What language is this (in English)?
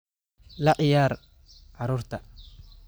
Somali